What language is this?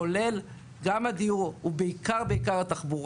Hebrew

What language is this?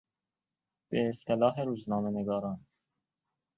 Persian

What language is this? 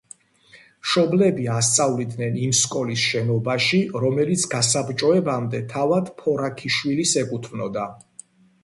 Georgian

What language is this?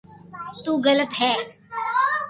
Loarki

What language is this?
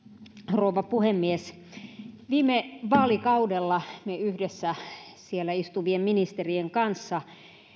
Finnish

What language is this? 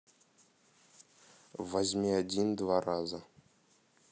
Russian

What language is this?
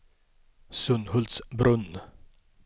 Swedish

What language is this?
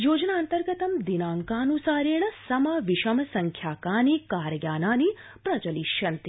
Sanskrit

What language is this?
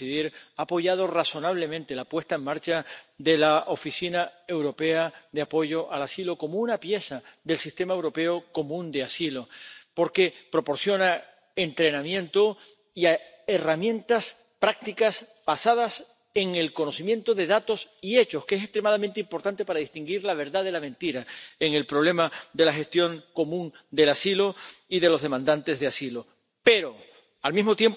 Spanish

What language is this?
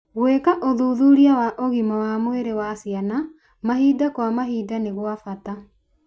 Kikuyu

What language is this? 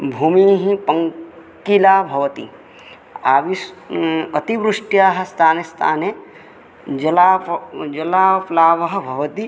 Sanskrit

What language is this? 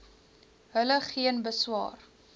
Afrikaans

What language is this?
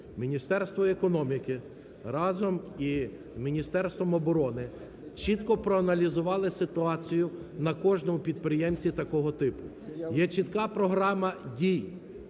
Ukrainian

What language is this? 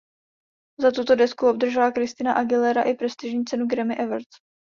Czech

